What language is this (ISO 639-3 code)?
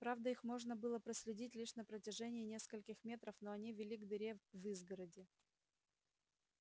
rus